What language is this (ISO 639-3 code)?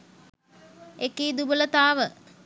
sin